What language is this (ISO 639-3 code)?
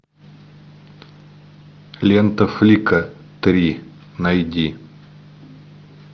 rus